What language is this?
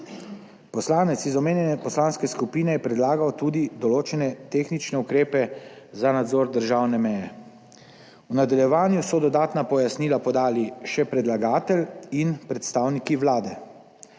Slovenian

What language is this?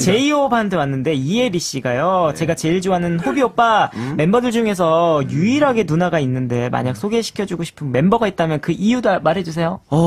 Korean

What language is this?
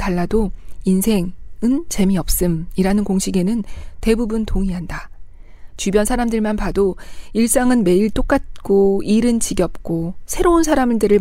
Korean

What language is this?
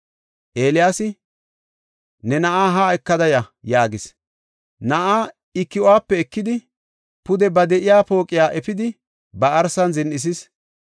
Gofa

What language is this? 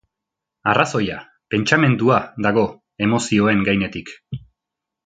Basque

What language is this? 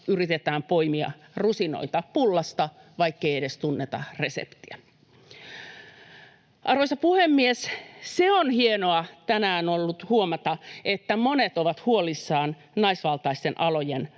Finnish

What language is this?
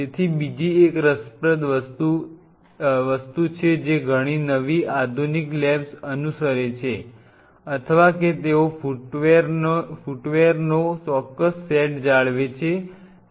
Gujarati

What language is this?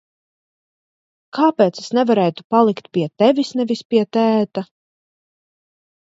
Latvian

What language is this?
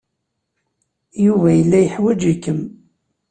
Kabyle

